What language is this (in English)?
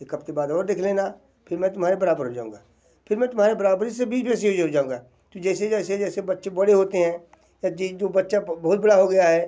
Hindi